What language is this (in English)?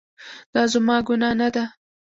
Pashto